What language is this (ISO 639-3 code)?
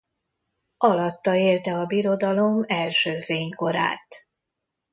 hun